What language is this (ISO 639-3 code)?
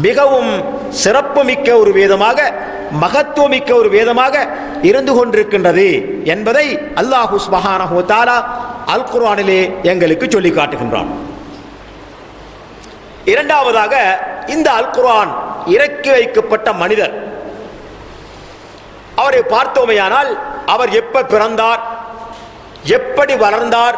ara